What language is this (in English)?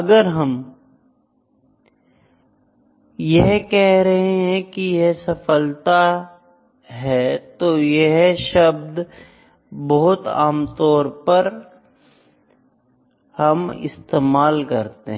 Hindi